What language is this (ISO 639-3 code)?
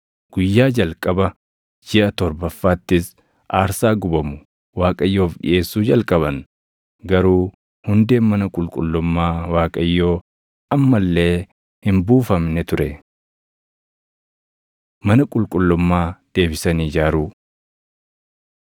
orm